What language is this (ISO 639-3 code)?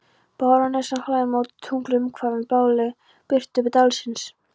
isl